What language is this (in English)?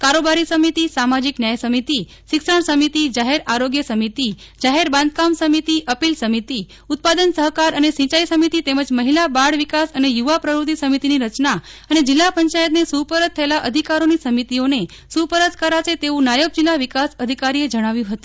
Gujarati